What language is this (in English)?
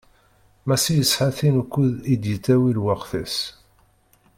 Kabyle